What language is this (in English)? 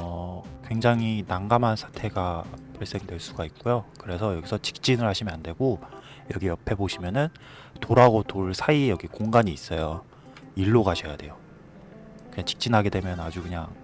Korean